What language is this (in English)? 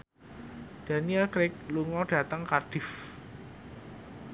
Javanese